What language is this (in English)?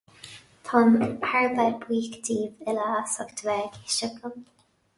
Irish